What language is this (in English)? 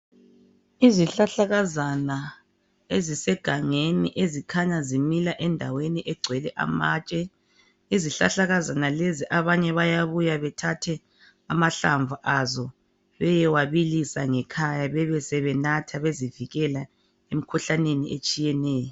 North Ndebele